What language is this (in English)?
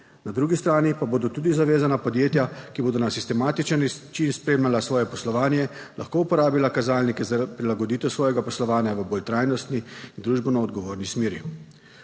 Slovenian